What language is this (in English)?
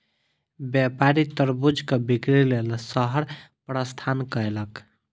Maithili